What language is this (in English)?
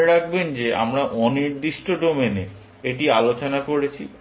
Bangla